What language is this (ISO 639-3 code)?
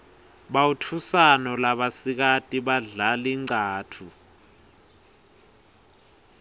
ssw